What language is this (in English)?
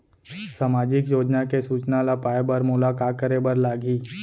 Chhattisgarhi